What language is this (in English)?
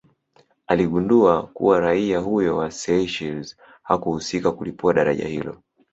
Swahili